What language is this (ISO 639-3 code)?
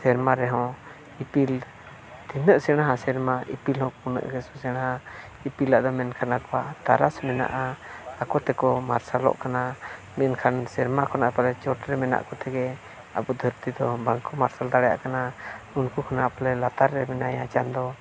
sat